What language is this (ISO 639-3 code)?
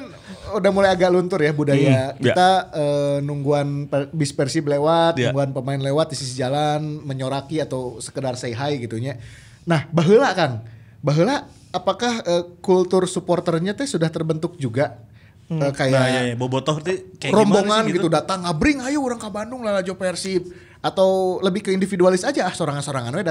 ind